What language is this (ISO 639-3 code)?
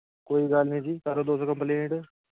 doi